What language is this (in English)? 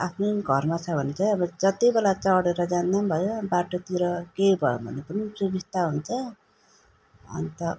Nepali